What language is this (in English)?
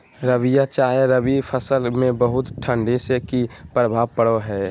Magahi